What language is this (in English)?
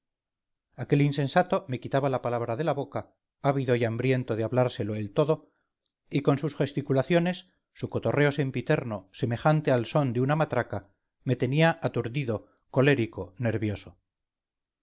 Spanish